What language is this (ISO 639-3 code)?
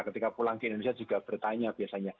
ind